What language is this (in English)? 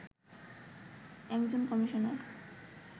Bangla